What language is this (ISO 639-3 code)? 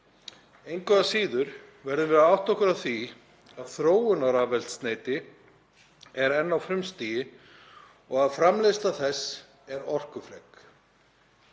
isl